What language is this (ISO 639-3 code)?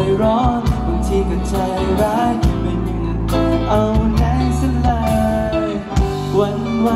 tha